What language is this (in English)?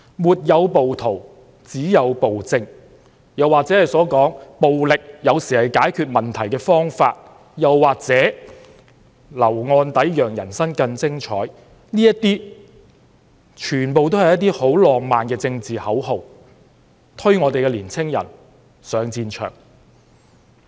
Cantonese